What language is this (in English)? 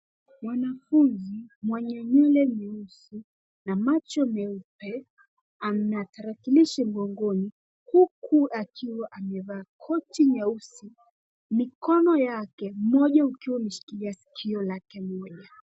Swahili